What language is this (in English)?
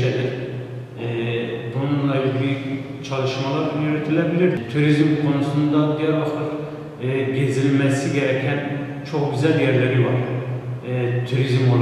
Turkish